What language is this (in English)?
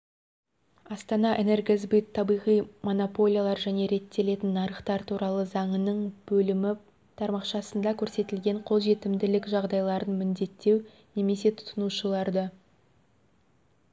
Kazakh